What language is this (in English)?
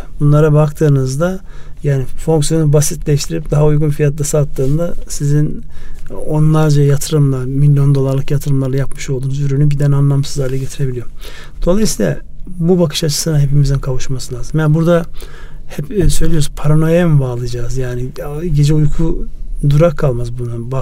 Turkish